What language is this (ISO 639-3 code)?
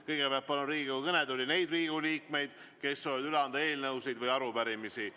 est